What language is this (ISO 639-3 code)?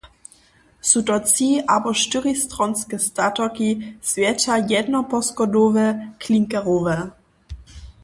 hsb